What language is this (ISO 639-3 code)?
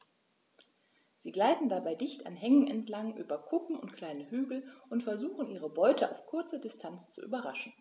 deu